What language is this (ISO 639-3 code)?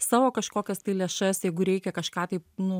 lit